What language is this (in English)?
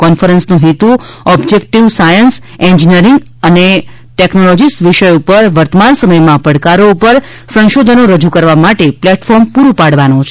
Gujarati